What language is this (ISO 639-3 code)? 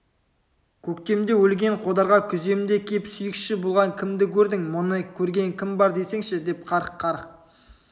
kaz